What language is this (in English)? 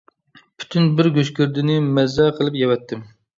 Uyghur